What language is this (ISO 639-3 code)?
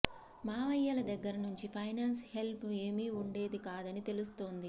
tel